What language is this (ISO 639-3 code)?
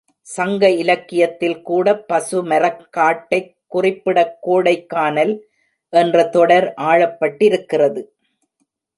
tam